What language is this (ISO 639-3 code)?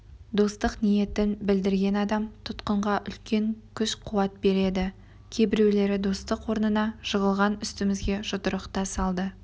kaz